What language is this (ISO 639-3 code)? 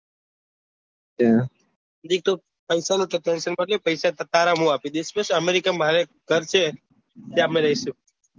guj